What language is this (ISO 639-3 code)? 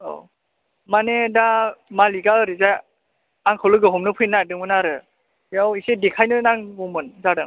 brx